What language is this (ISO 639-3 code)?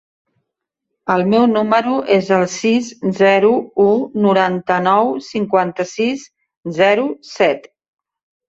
cat